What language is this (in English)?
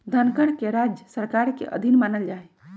Magahi